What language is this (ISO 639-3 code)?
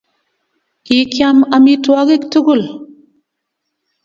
kln